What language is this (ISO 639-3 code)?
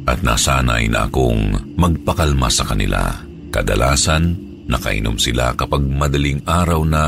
fil